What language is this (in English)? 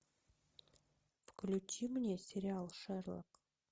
Russian